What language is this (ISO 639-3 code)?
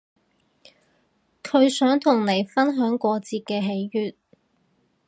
yue